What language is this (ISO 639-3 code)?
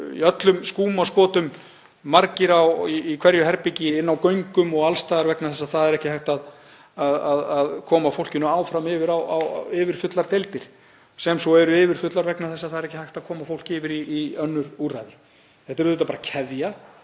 isl